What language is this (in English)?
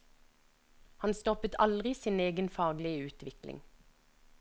Norwegian